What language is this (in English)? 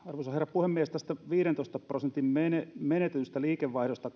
Finnish